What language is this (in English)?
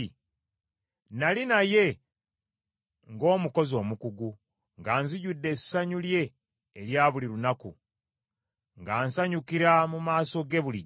Ganda